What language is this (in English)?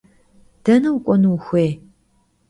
Kabardian